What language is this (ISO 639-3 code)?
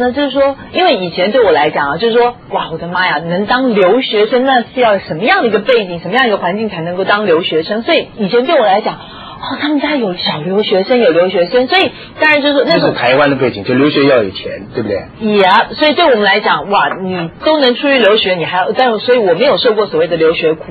zho